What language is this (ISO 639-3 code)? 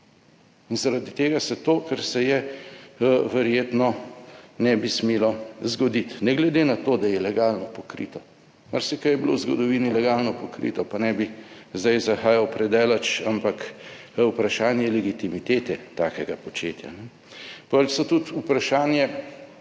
slv